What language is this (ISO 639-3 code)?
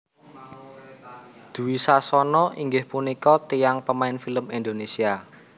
jav